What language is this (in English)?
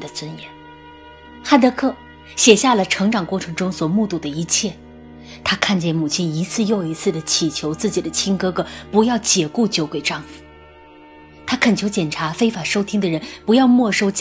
Chinese